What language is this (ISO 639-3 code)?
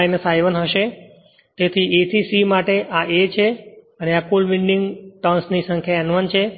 guj